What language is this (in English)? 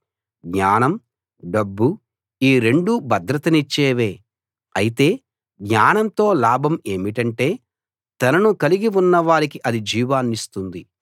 Telugu